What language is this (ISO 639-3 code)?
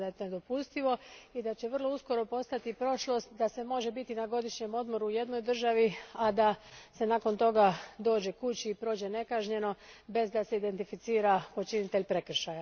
hrv